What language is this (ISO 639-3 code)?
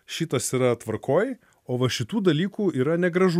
lit